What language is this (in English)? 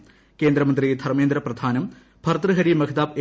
Malayalam